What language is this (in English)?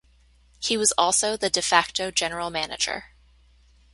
English